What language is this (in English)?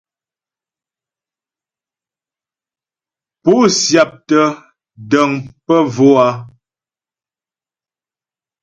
Ghomala